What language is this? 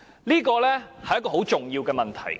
Cantonese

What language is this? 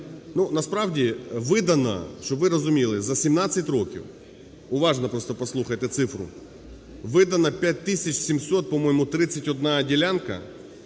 Ukrainian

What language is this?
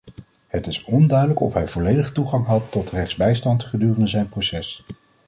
Dutch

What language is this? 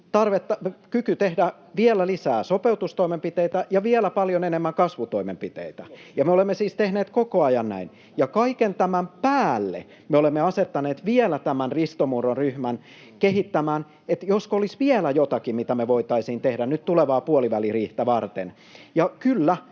Finnish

